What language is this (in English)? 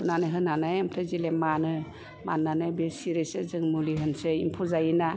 Bodo